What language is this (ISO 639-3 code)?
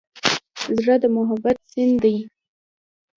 pus